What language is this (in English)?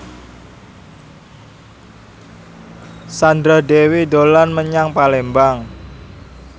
Javanese